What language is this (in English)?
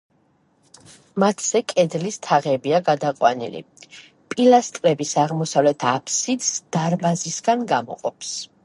Georgian